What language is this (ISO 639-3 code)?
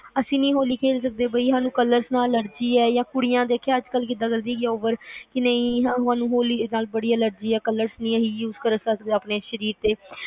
pan